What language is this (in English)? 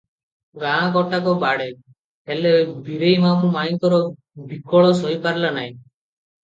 Odia